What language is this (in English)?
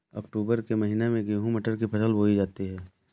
Hindi